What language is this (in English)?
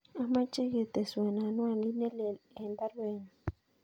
Kalenjin